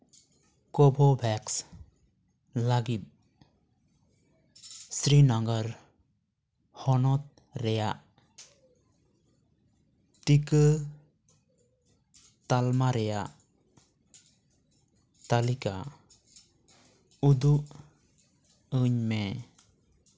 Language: Santali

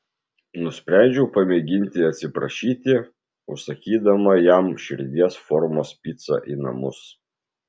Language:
Lithuanian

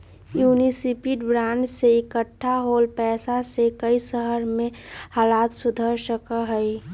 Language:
Magahi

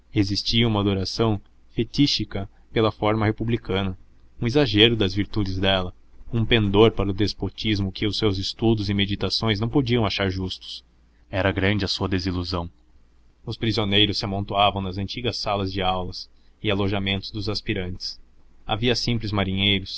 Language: Portuguese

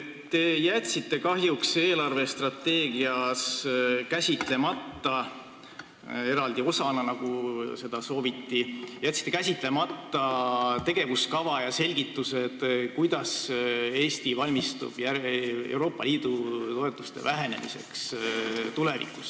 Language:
Estonian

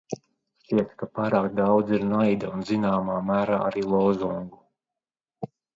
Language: Latvian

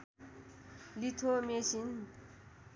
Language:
Nepali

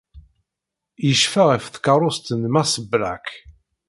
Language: Kabyle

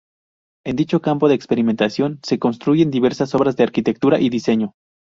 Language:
Spanish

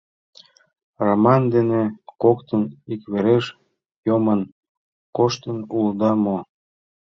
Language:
Mari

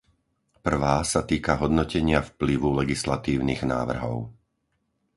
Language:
Slovak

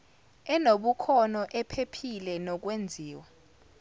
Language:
Zulu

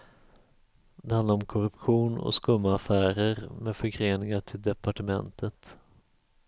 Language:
Swedish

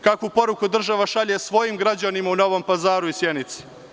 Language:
Serbian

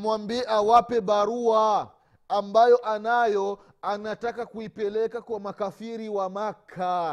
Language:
Swahili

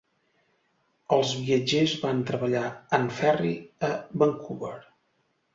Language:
Catalan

